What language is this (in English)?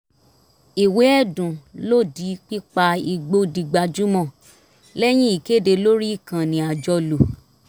Yoruba